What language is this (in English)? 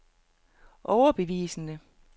Danish